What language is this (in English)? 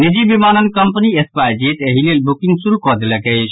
Maithili